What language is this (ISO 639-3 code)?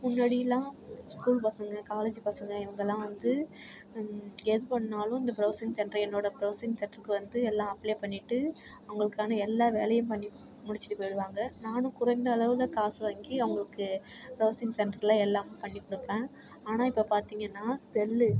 tam